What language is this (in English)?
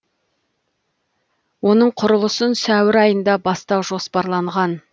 Kazakh